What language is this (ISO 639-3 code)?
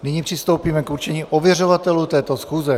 ces